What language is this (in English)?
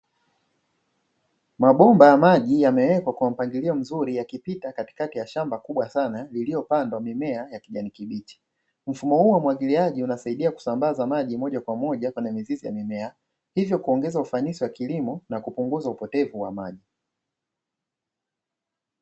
Swahili